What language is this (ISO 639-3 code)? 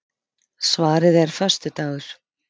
isl